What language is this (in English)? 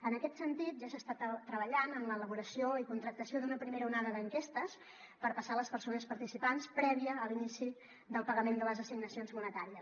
Catalan